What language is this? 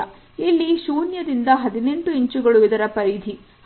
Kannada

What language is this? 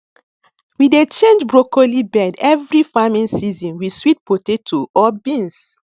Nigerian Pidgin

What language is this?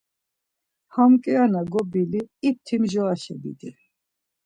Laz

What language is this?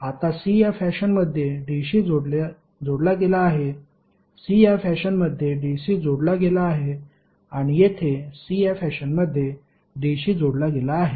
Marathi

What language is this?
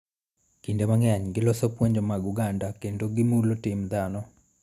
Luo (Kenya and Tanzania)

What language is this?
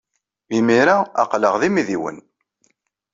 Kabyle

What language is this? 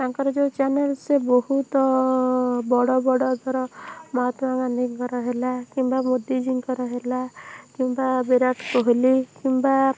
Odia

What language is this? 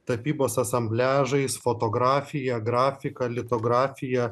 Lithuanian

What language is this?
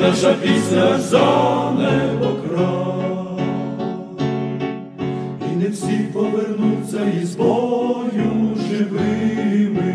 Romanian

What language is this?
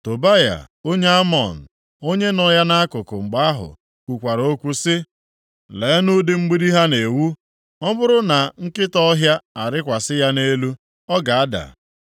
Igbo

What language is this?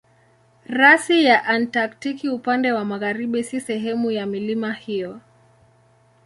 Swahili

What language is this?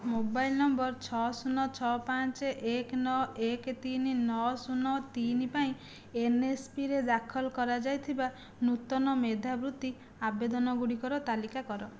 Odia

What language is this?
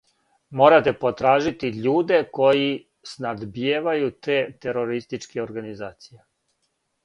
Serbian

